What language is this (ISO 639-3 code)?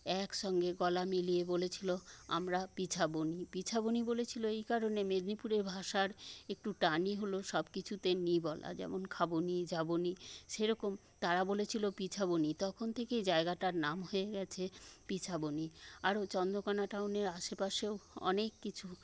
ben